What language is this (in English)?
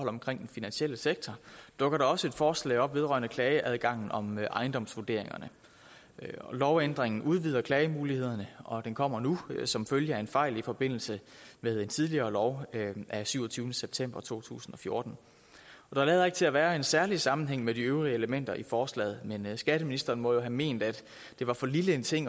Danish